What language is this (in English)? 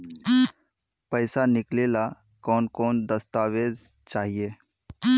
Magahi